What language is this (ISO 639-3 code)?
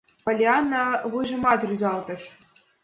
chm